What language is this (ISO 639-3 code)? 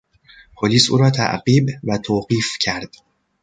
fas